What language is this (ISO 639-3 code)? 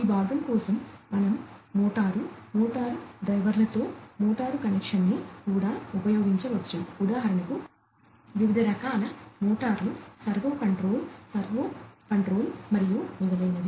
tel